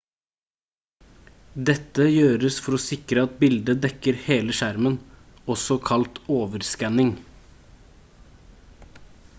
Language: Norwegian Bokmål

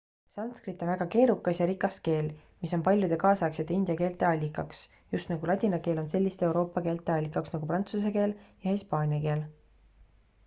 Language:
Estonian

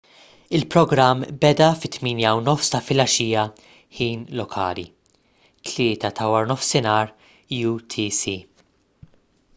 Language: Maltese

